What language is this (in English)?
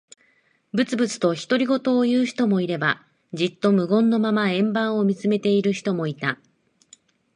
Japanese